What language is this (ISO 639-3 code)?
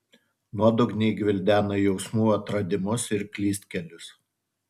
lit